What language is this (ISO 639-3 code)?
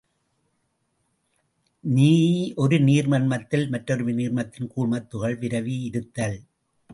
tam